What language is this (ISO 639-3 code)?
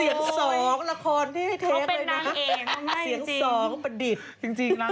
tha